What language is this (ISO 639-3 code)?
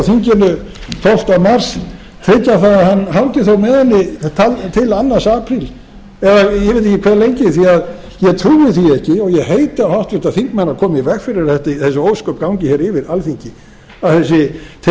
isl